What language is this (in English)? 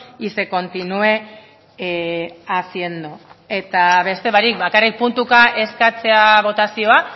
Basque